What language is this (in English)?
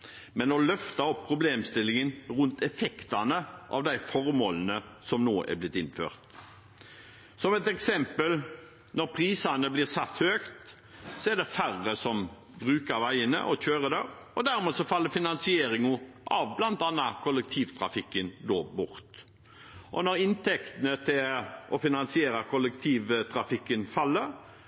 Norwegian Bokmål